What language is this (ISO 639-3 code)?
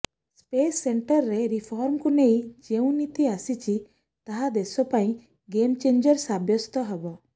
ori